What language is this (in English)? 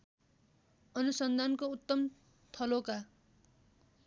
Nepali